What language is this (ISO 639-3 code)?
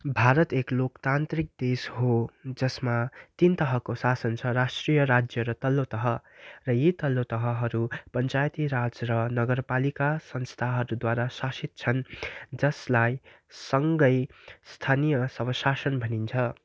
nep